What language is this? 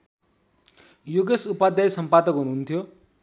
Nepali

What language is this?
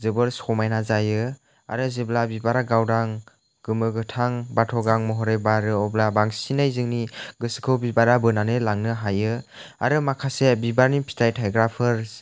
Bodo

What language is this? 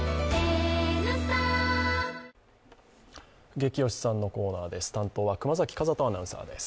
Japanese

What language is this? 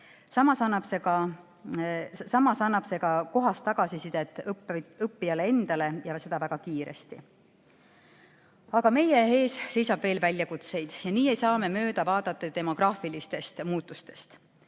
Estonian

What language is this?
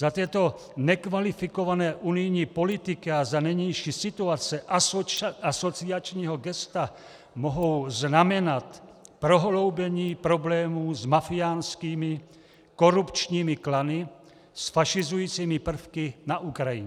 Czech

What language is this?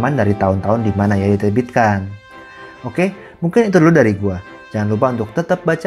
Indonesian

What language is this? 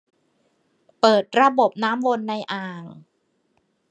Thai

